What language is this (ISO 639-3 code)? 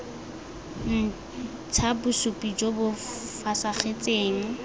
tsn